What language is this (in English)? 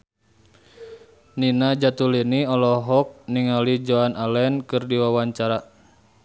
Sundanese